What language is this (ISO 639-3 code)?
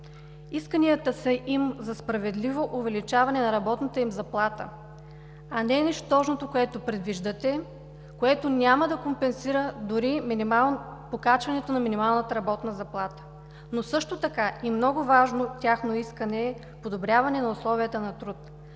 bul